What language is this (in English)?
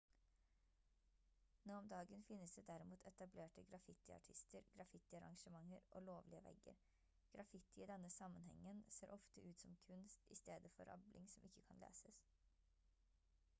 Norwegian Bokmål